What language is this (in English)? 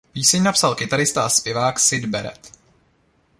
Czech